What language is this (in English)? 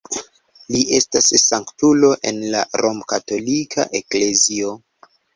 Esperanto